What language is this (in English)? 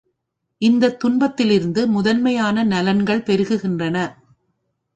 Tamil